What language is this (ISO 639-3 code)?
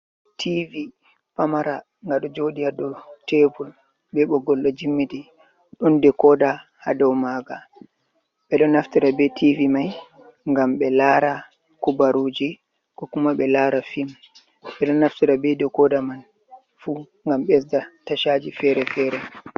ful